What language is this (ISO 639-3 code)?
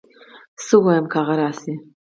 pus